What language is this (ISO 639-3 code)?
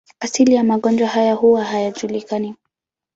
swa